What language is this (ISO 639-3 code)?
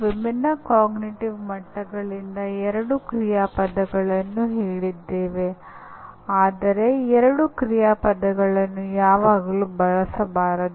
kan